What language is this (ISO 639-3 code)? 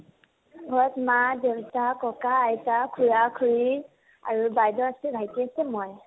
asm